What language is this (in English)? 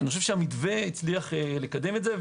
Hebrew